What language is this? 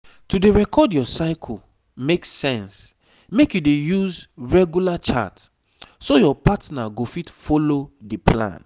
Nigerian Pidgin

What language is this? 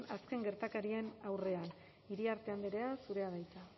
Basque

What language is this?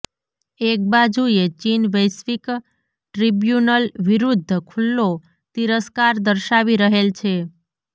Gujarati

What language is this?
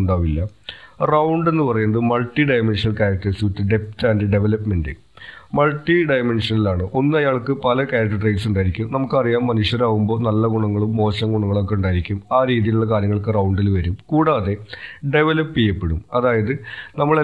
Malayalam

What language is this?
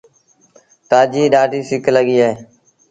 Sindhi Bhil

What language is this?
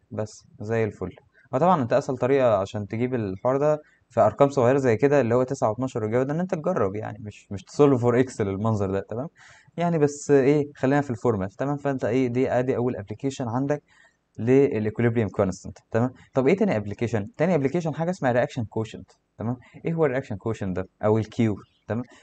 Arabic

